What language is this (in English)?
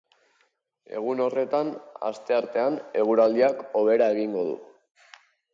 Basque